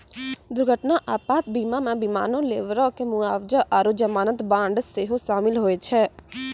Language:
Maithili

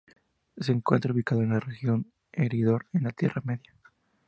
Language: Spanish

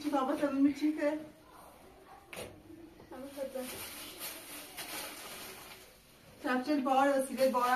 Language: Persian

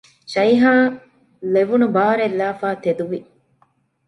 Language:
Divehi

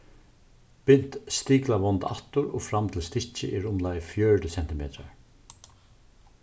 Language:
Faroese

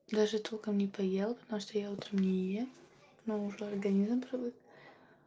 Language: Russian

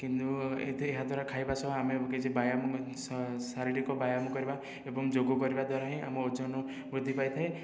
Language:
Odia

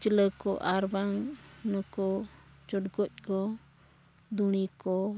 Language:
Santali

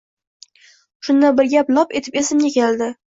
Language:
Uzbek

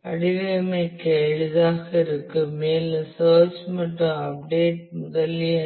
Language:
Tamil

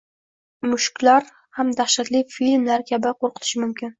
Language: Uzbek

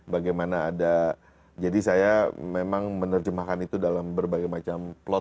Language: Indonesian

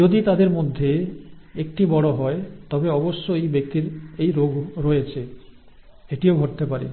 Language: Bangla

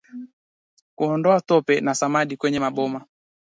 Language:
Swahili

